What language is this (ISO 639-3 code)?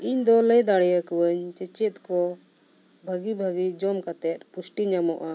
sat